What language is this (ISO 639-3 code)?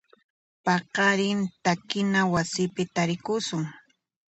qxp